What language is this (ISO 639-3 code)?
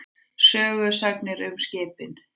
isl